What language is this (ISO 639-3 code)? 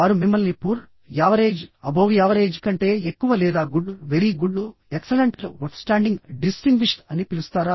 tel